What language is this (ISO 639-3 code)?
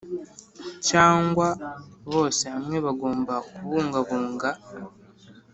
kin